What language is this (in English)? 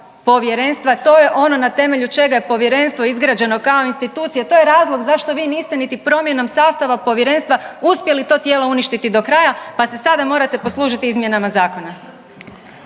Croatian